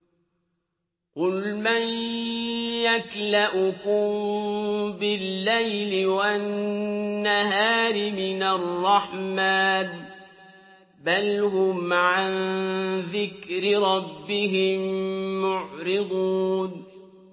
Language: Arabic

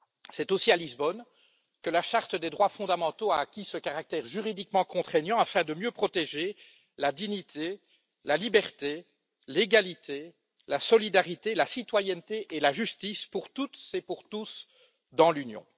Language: French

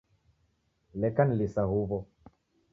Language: Taita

